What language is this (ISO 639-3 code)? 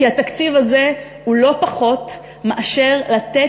heb